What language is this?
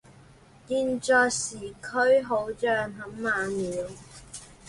Chinese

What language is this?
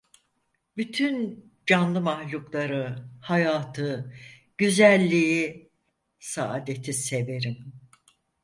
Turkish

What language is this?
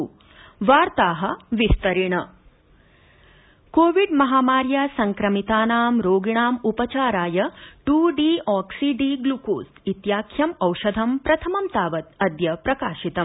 Sanskrit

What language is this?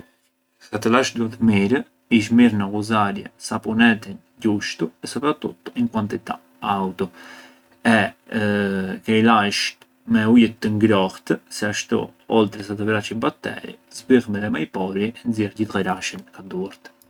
Arbëreshë Albanian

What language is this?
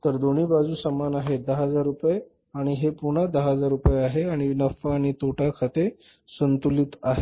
Marathi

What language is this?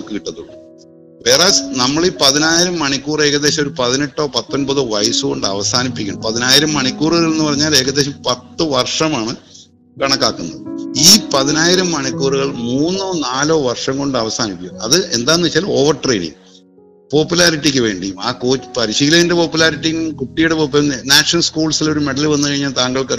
Malayalam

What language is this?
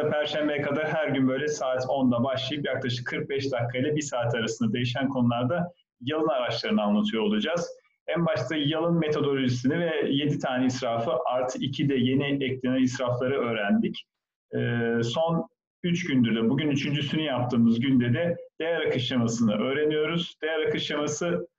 Turkish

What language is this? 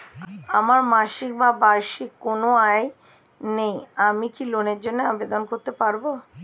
Bangla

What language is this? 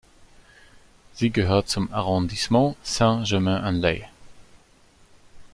German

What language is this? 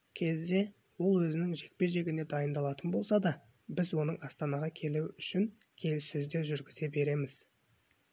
Kazakh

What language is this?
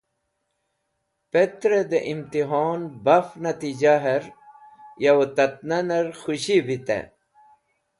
Wakhi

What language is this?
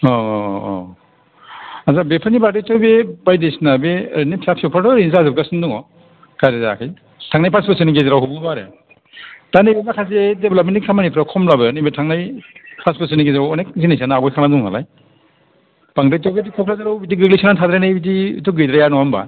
Bodo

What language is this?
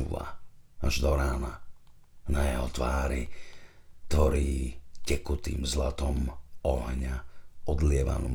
Slovak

